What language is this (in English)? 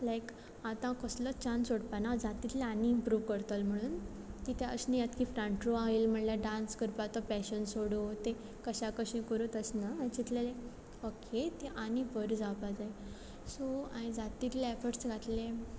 Konkani